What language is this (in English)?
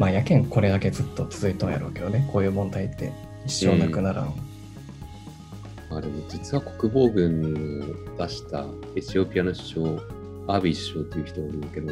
Japanese